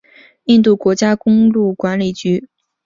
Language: Chinese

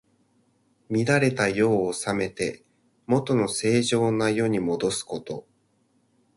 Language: Japanese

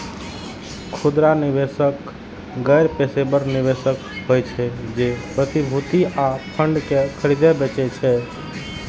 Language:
Maithili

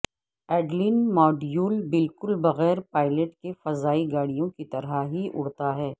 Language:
Urdu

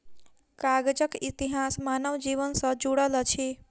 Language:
Maithili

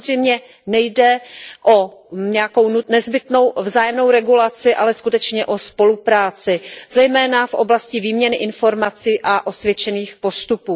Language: Czech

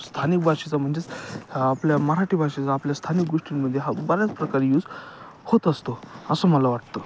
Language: Marathi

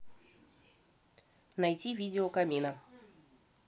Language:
Russian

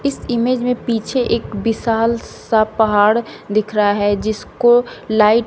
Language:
Hindi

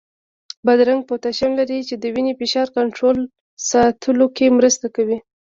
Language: Pashto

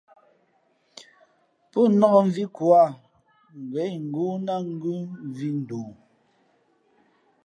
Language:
Fe'fe'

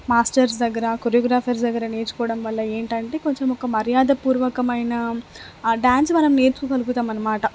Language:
Telugu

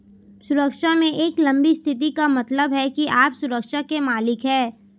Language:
Hindi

